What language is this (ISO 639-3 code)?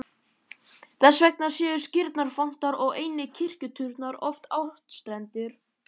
isl